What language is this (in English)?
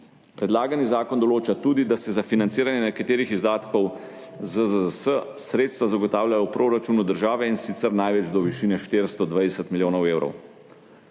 Slovenian